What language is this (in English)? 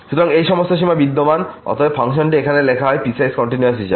Bangla